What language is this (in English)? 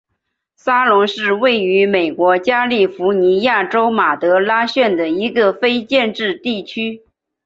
Chinese